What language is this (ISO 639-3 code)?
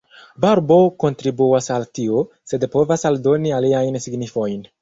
epo